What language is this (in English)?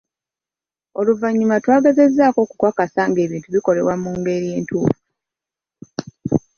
Ganda